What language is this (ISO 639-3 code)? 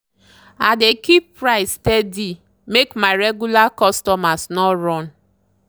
pcm